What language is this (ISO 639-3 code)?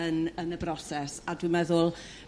cym